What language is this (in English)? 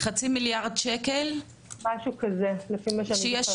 Hebrew